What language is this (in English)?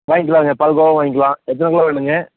Tamil